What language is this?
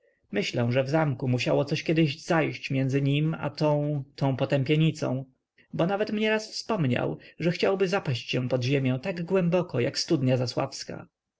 Polish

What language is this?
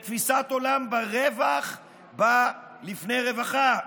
Hebrew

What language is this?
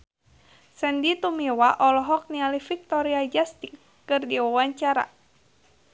Sundanese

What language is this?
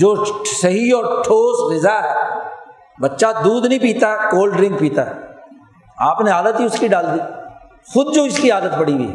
Urdu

